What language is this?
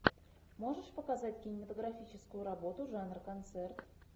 Russian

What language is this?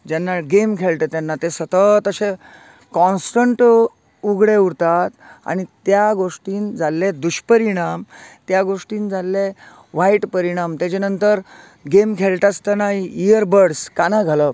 Konkani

